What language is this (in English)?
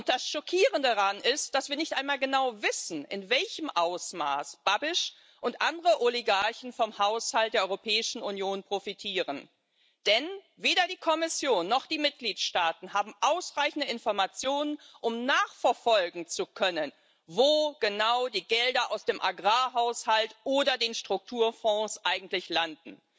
German